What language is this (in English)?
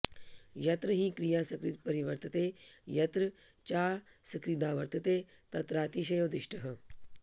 Sanskrit